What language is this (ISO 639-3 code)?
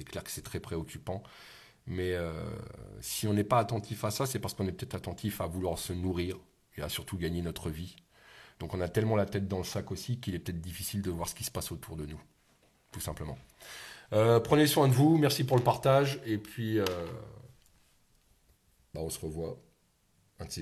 fra